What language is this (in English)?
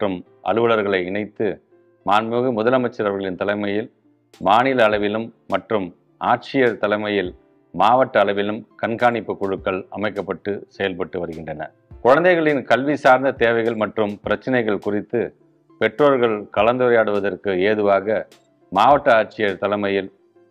Tamil